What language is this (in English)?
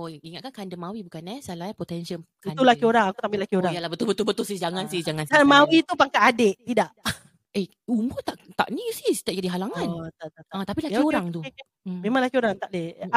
Malay